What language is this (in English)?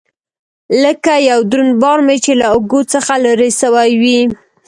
Pashto